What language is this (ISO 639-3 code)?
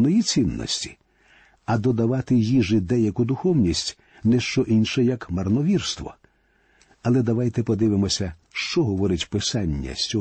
ukr